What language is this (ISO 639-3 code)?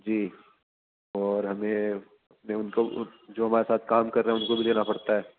urd